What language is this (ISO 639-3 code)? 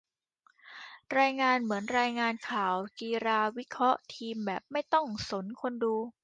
tha